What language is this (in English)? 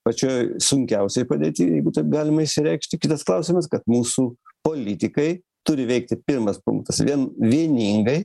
Lithuanian